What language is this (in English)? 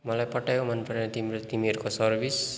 Nepali